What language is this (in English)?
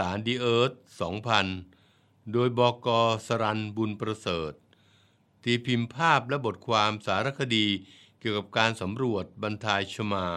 Thai